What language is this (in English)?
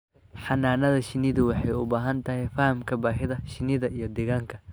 Somali